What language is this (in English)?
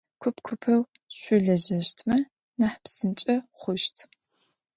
Adyghe